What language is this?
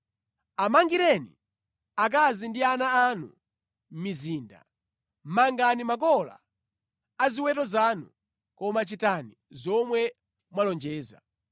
Nyanja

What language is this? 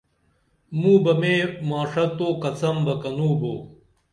Dameli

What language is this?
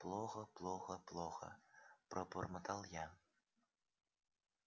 Russian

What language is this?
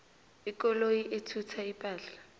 South Ndebele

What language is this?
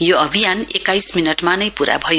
Nepali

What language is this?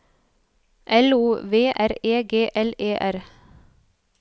Norwegian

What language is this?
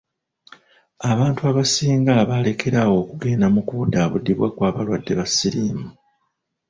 Ganda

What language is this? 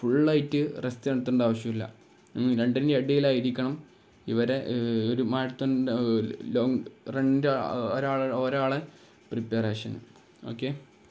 Malayalam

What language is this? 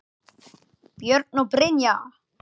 Icelandic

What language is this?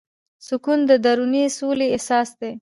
Pashto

